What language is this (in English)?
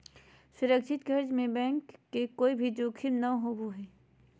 Magahi